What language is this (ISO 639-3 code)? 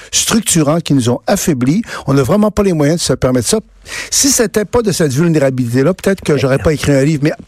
fra